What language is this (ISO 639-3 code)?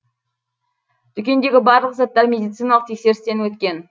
kaz